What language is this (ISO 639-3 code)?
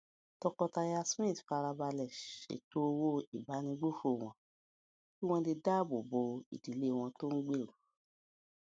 yor